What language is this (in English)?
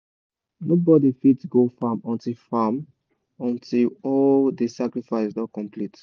Nigerian Pidgin